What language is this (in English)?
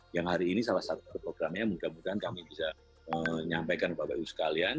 Indonesian